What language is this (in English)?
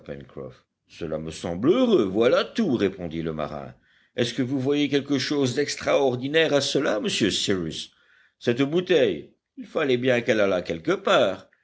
French